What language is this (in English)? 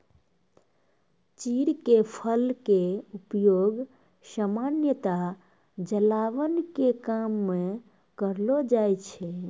Maithili